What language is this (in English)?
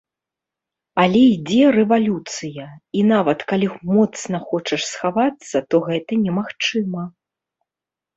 Belarusian